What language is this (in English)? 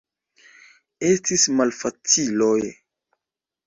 Esperanto